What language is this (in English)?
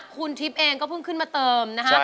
Thai